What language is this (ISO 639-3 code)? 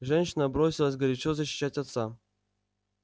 rus